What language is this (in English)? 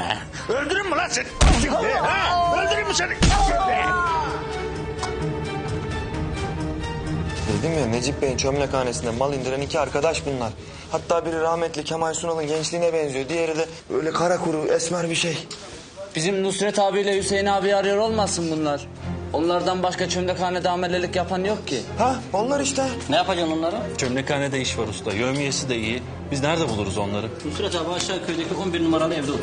Turkish